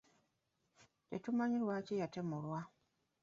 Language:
Ganda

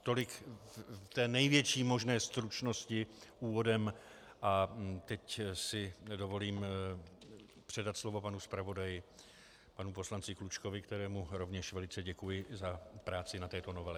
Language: Czech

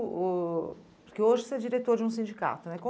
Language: Portuguese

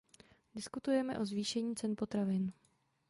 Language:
Czech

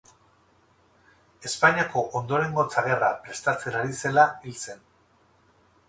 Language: Basque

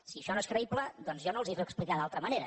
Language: Catalan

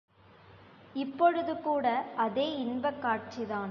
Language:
Tamil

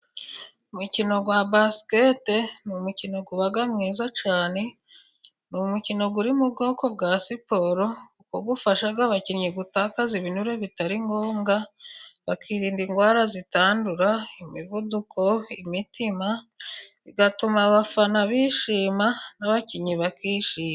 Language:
Kinyarwanda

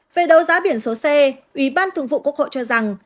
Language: Vietnamese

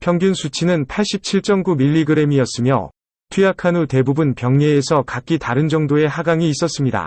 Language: Korean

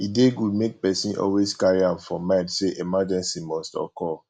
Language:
Nigerian Pidgin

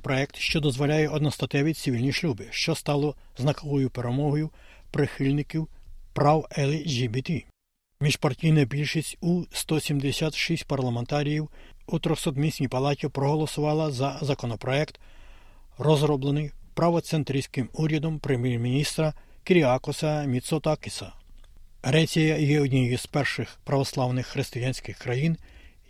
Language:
Ukrainian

